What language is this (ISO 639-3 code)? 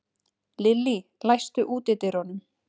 isl